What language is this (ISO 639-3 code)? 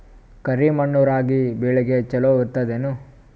kan